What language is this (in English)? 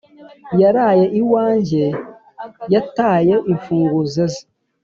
Kinyarwanda